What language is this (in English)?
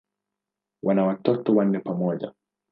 Swahili